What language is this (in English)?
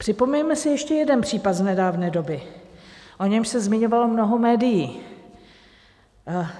Czech